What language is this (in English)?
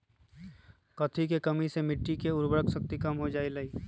Magahi